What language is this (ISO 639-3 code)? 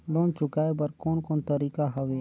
hne